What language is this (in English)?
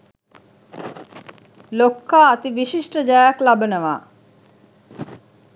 Sinhala